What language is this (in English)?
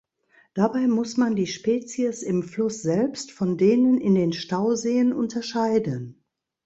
German